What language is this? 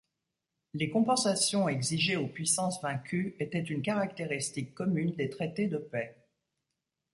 French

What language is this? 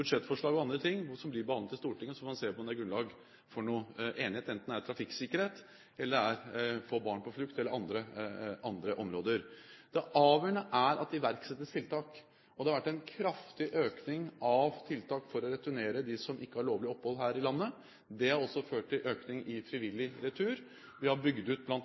Norwegian Bokmål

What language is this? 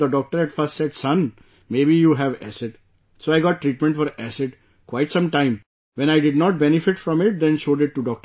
English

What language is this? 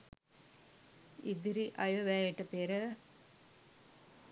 Sinhala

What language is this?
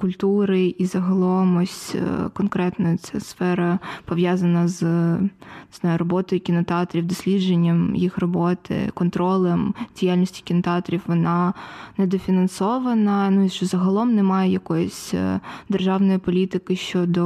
Ukrainian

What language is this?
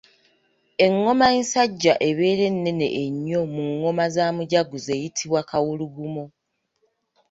Ganda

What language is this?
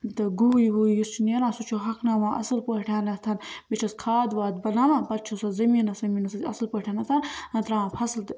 Kashmiri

